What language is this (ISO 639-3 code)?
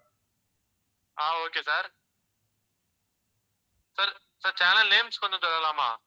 tam